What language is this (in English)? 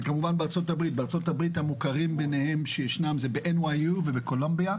Hebrew